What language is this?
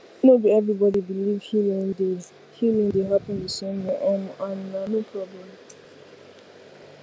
Nigerian Pidgin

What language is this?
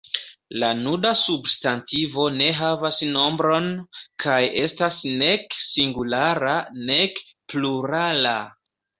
Esperanto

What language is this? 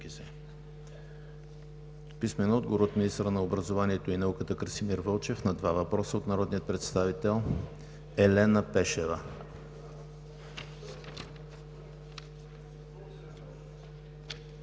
Bulgarian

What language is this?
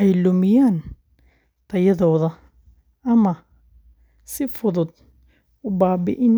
Somali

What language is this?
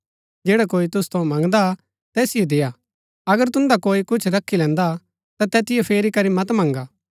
Gaddi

